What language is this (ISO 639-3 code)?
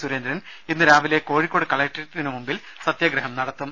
mal